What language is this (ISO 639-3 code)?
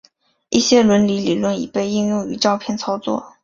zho